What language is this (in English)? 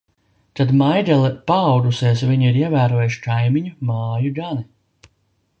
Latvian